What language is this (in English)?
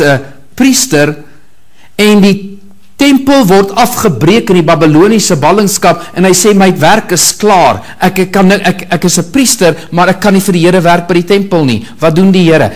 Dutch